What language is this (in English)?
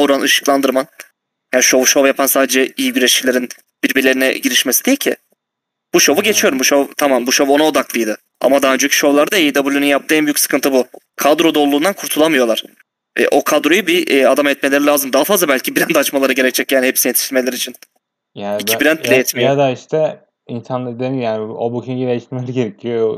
Turkish